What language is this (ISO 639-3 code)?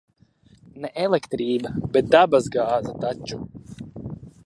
lav